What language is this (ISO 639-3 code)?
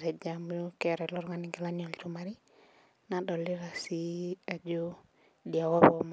mas